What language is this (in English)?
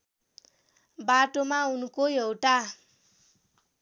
Nepali